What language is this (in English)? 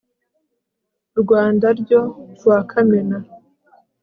Kinyarwanda